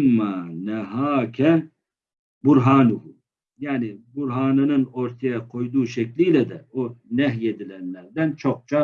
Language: Turkish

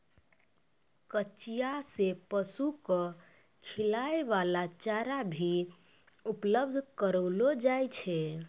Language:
Maithili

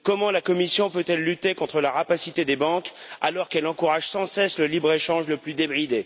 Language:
French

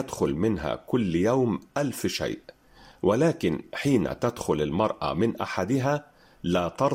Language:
Arabic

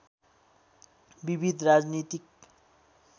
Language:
Nepali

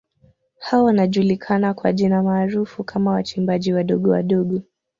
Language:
Swahili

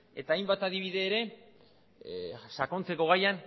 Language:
Basque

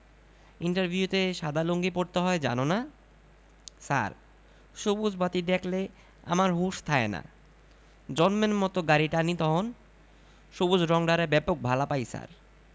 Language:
Bangla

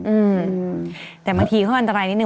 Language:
Thai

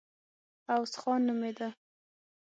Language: Pashto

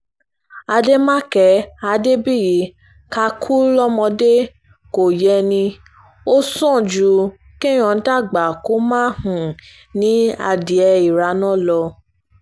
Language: Yoruba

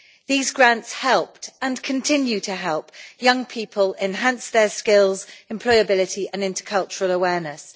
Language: English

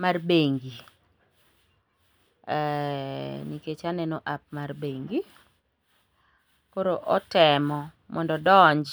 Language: Luo (Kenya and Tanzania)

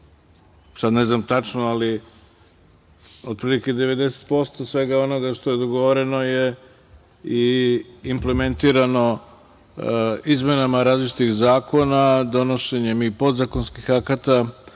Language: Serbian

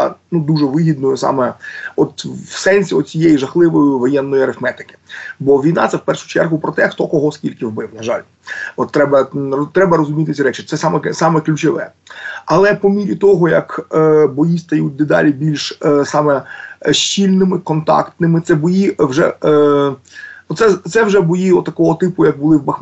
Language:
Ukrainian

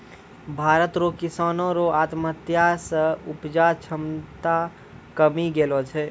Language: Maithili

